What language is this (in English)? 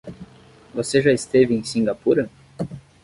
Portuguese